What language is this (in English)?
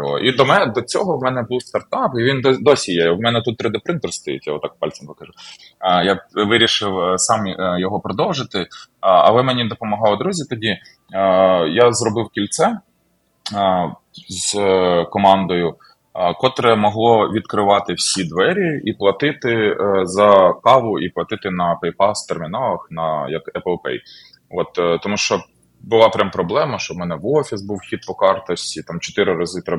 Ukrainian